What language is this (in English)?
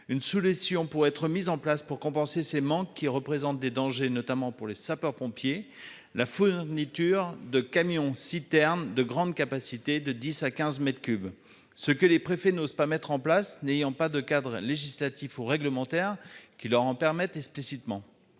French